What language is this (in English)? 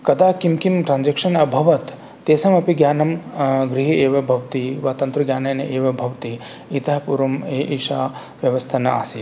Sanskrit